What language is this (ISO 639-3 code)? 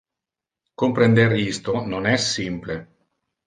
ina